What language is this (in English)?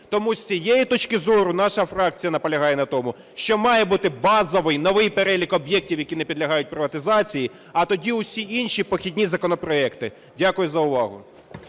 Ukrainian